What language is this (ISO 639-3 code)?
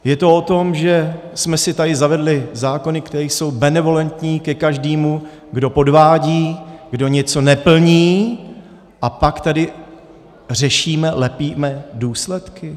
ces